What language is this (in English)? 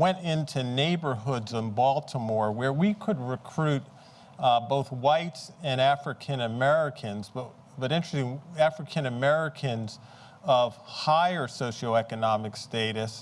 English